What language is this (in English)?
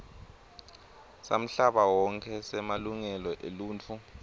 Swati